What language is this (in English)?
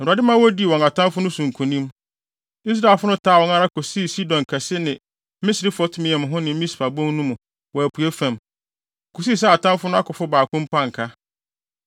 Akan